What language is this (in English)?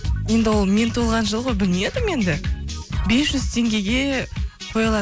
Kazakh